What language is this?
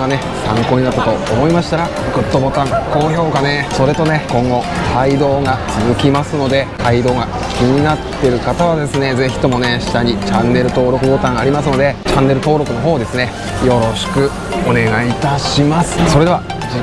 Japanese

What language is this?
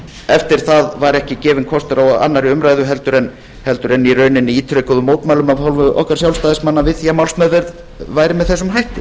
Icelandic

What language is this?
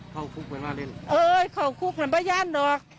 Thai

